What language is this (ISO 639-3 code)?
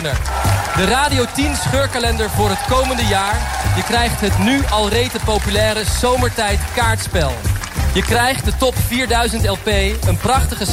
nld